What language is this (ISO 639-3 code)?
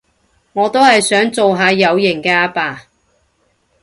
yue